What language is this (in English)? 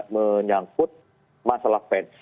Indonesian